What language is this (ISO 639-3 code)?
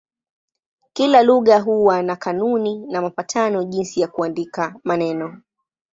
swa